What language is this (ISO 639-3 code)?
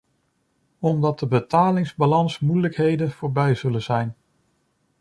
nld